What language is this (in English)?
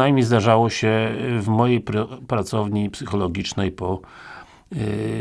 Polish